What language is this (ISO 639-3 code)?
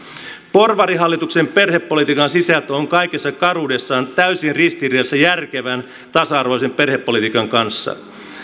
fin